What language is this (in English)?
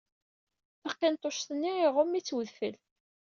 Kabyle